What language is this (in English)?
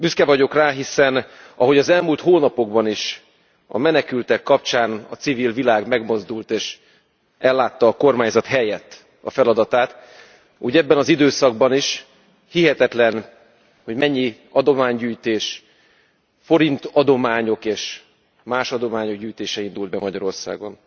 Hungarian